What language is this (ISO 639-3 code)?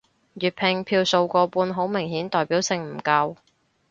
yue